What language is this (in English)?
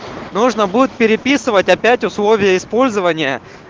Russian